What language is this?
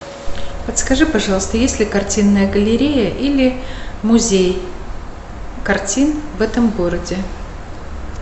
Russian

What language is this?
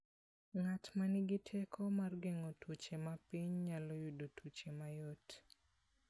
Luo (Kenya and Tanzania)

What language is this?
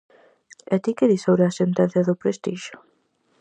Galician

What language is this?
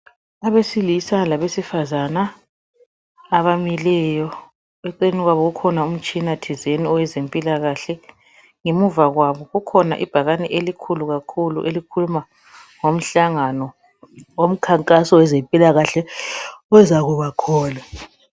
North Ndebele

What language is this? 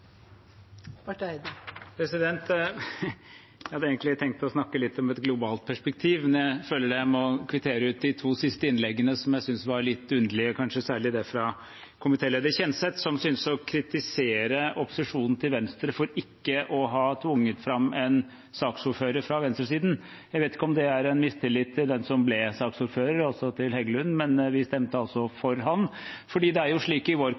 Norwegian Bokmål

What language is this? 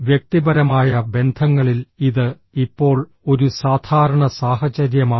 Malayalam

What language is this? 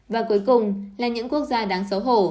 Vietnamese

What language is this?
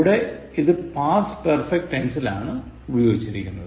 Malayalam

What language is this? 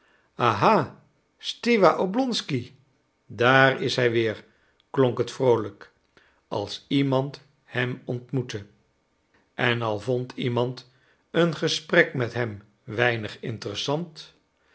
Dutch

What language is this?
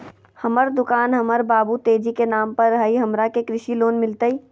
Magahi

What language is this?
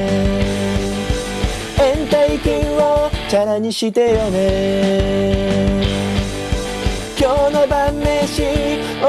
Japanese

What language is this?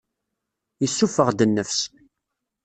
Kabyle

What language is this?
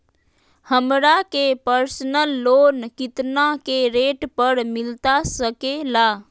Magahi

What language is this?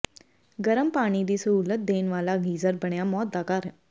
Punjabi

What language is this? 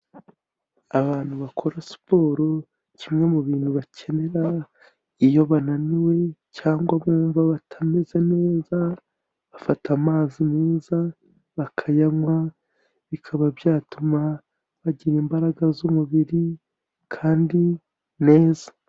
Kinyarwanda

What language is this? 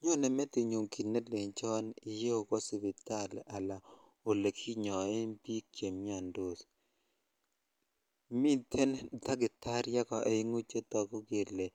Kalenjin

